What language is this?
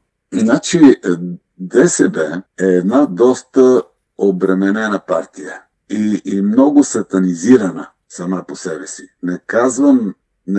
Bulgarian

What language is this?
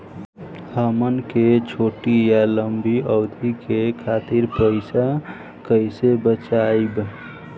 Bhojpuri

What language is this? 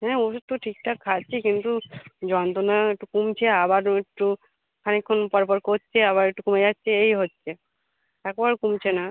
Bangla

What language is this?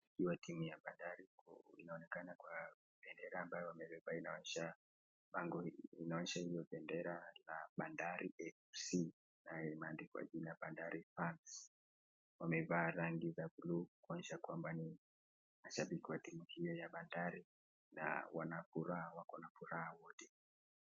Swahili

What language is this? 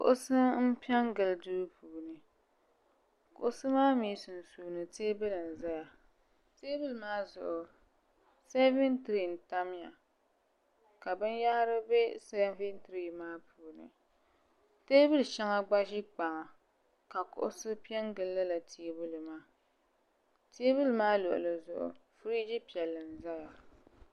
Dagbani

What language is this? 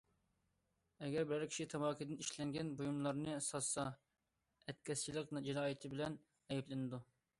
Uyghur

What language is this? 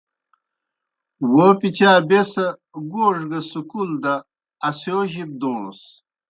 Kohistani Shina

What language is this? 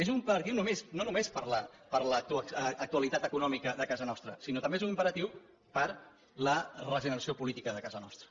Catalan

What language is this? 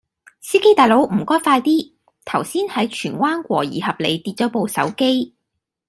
Cantonese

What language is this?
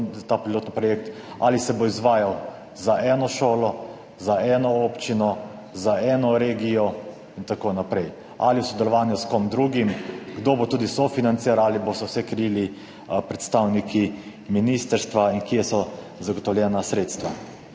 Slovenian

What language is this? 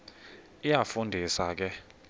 Xhosa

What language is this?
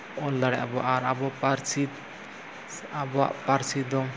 Santali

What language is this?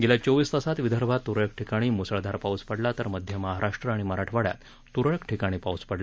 Marathi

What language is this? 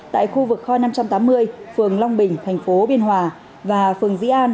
Vietnamese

